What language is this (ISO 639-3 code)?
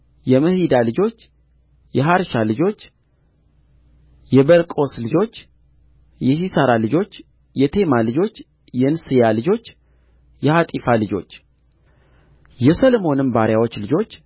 amh